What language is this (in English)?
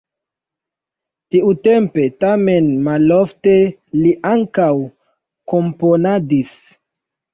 Esperanto